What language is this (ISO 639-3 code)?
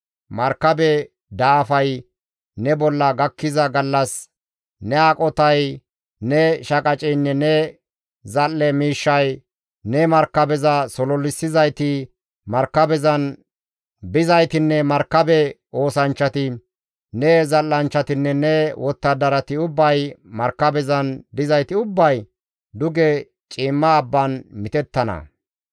gmv